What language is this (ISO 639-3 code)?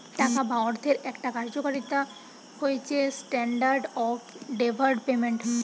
ben